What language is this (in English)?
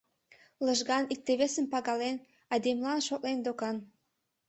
Mari